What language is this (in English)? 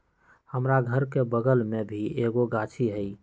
Magahi